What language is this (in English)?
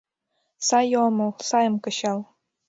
Mari